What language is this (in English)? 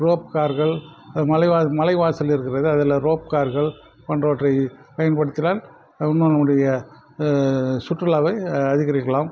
Tamil